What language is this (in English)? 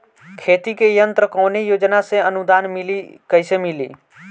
Bhojpuri